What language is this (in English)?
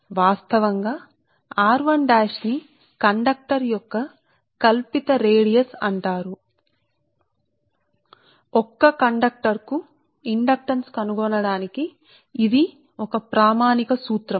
Telugu